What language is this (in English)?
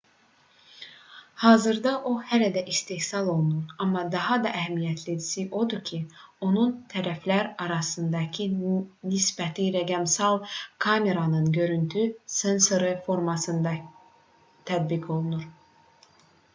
Azerbaijani